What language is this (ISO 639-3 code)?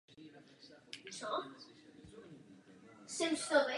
ces